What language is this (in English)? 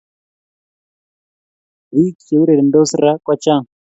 Kalenjin